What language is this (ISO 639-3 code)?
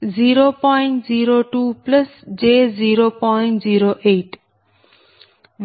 tel